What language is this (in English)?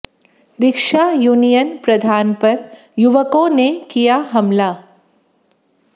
Hindi